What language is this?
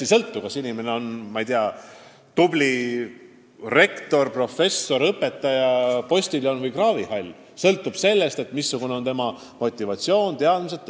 Estonian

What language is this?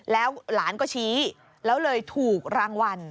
Thai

